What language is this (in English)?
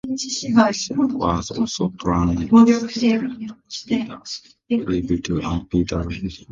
English